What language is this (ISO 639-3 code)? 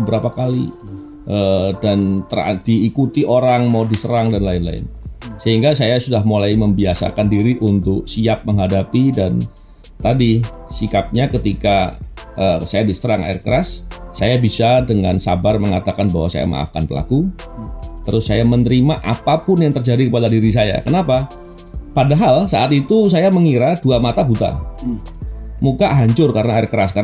ind